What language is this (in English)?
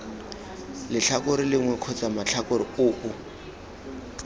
Tswana